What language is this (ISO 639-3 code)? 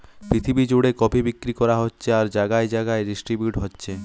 ben